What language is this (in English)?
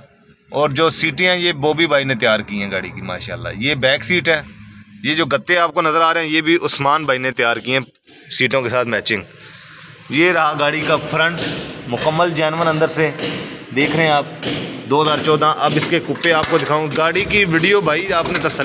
Hindi